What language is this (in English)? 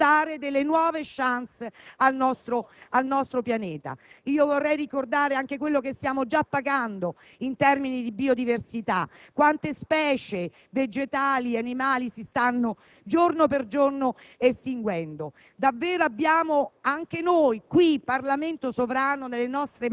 Italian